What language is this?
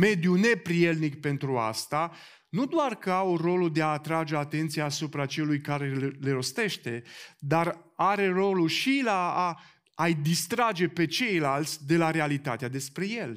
Romanian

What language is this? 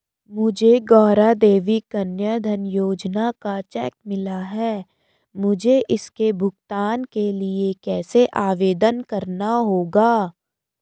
Hindi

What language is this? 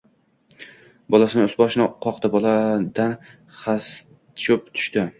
Uzbek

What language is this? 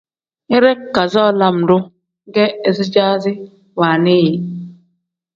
Tem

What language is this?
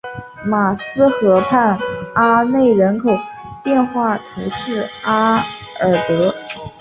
Chinese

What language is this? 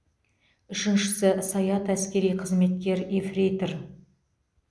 Kazakh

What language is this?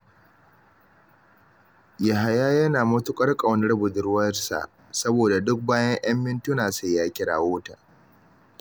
Hausa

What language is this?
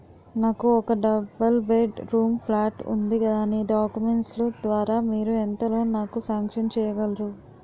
Telugu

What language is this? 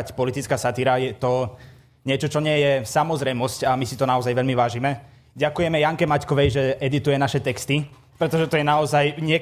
Slovak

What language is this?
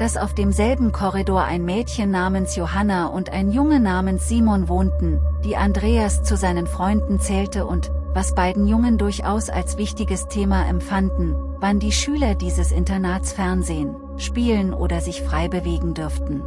German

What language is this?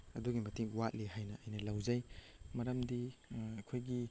Manipuri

